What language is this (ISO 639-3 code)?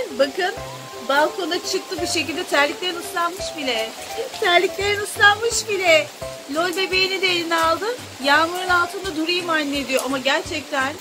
tur